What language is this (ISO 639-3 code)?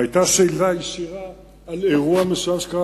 heb